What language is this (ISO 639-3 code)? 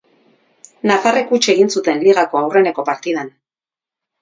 eus